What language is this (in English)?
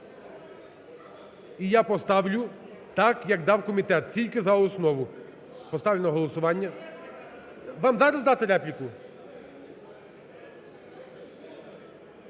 Ukrainian